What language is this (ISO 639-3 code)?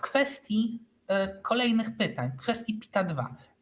pol